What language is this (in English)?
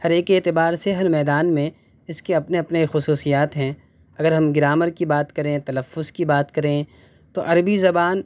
Urdu